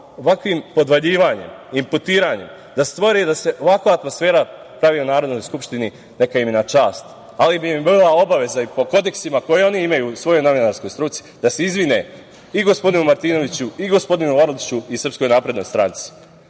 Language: Serbian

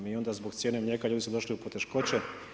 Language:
Croatian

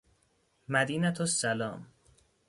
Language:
Persian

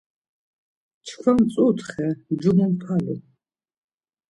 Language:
Laz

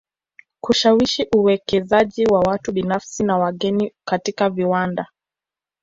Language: Swahili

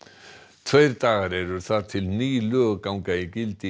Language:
Icelandic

